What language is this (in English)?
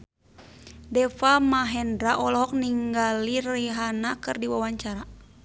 Sundanese